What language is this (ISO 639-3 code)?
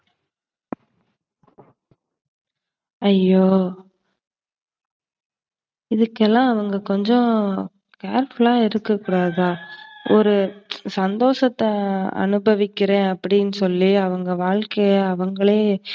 tam